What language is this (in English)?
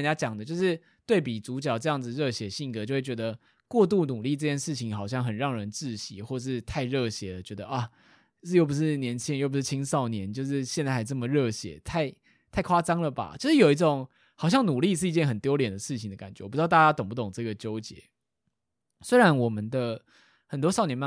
Chinese